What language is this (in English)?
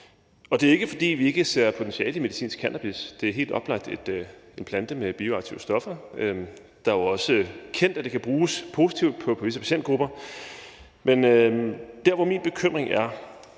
Danish